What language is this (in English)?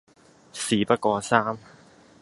Cantonese